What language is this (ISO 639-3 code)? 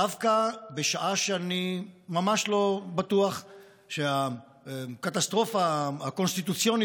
heb